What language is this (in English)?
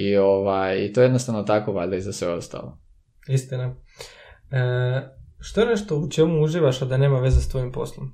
Croatian